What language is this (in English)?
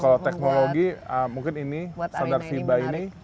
Indonesian